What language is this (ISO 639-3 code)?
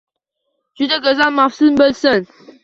uzb